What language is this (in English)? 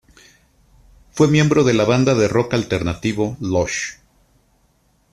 Spanish